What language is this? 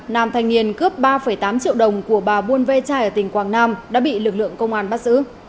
Vietnamese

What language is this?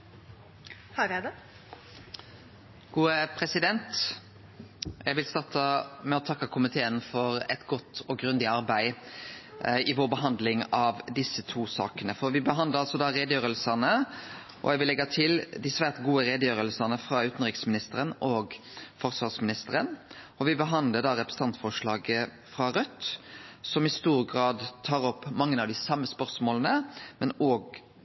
Norwegian Nynorsk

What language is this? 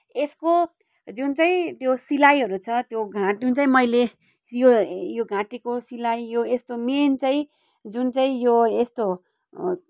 Nepali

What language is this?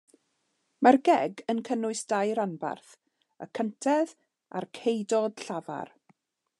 Welsh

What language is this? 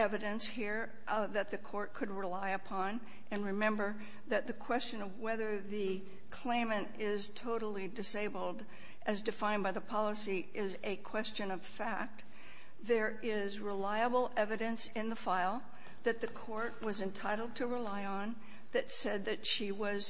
English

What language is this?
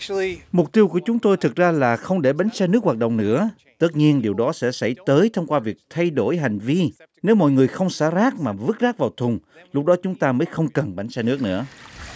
Vietnamese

